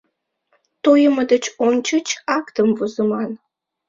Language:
Mari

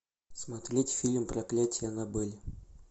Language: Russian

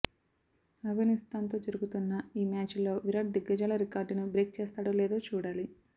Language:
Telugu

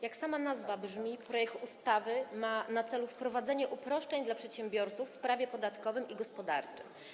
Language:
Polish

